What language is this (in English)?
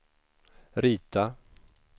Swedish